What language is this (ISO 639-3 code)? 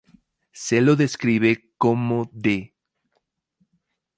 spa